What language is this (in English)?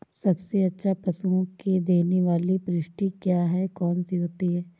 Hindi